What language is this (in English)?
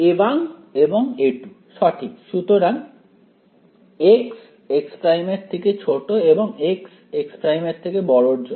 Bangla